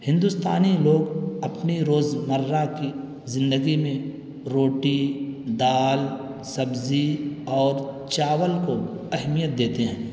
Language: Urdu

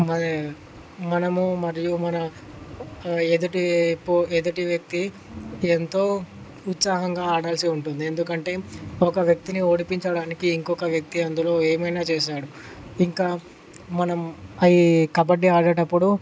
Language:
Telugu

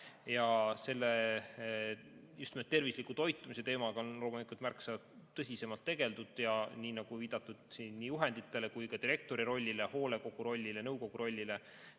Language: Estonian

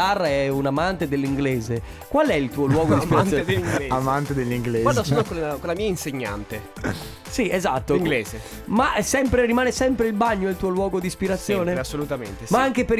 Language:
Italian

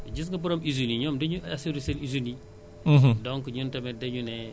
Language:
Wolof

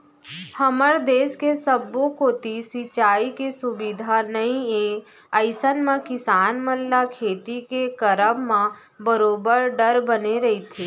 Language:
Chhattisgarhi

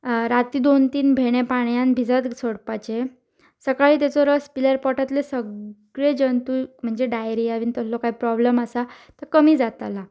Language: Konkani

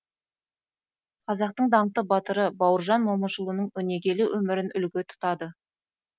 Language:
Kazakh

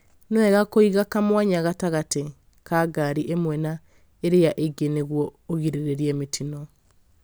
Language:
Kikuyu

